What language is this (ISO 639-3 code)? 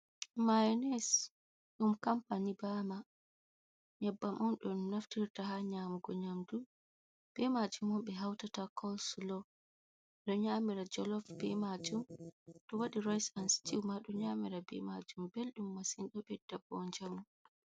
ful